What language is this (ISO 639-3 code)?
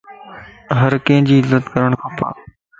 lss